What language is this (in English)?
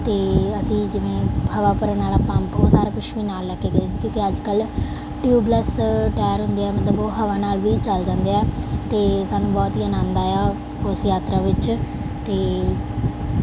Punjabi